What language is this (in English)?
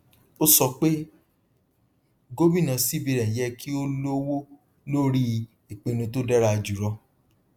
Yoruba